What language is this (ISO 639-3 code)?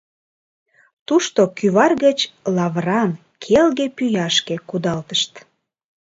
chm